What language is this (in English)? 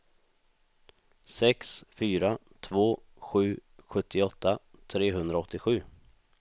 Swedish